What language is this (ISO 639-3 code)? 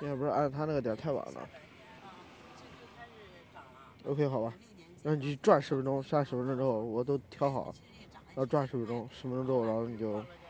zho